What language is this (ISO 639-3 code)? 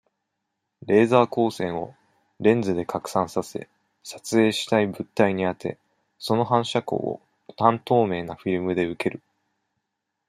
jpn